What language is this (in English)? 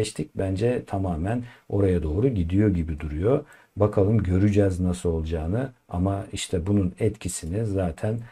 Turkish